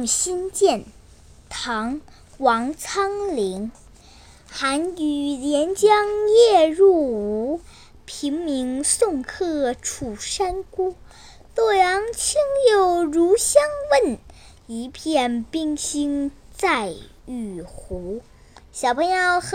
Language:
Chinese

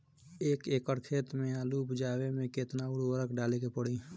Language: Bhojpuri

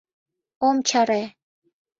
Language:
Mari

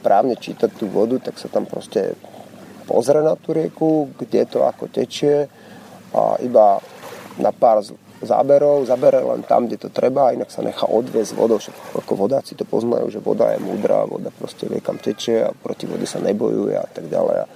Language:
Slovak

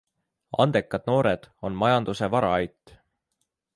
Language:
Estonian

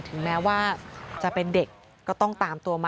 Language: Thai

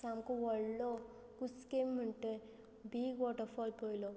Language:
Konkani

